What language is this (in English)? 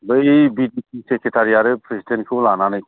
Bodo